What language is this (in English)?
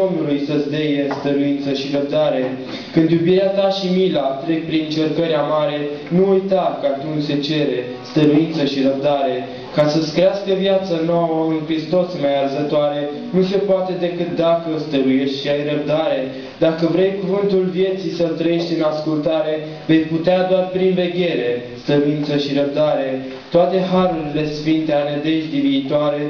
Romanian